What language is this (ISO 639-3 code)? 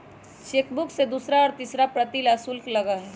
mag